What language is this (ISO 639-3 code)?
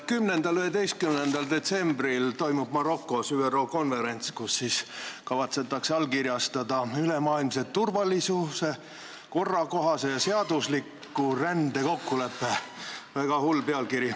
est